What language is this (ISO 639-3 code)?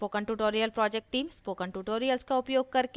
hin